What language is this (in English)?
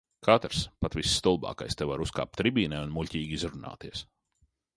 Latvian